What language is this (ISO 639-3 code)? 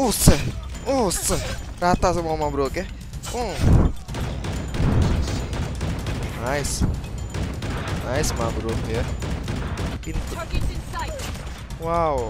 ind